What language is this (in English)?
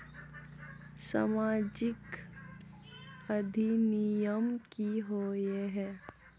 Magahi